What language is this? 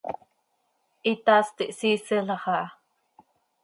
Seri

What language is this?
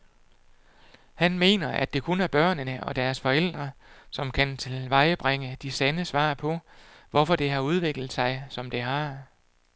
Danish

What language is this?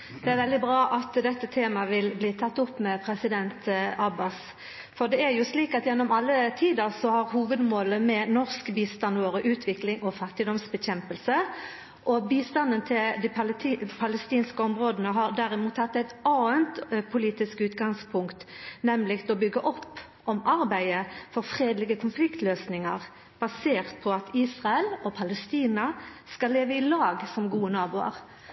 Norwegian Nynorsk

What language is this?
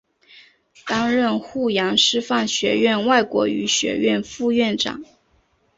Chinese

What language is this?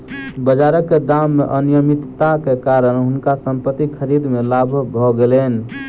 Maithili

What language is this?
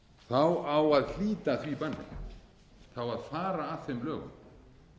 Icelandic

